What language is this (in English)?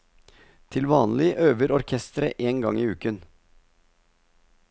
Norwegian